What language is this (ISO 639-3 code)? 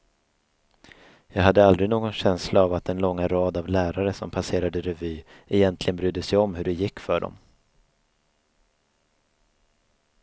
swe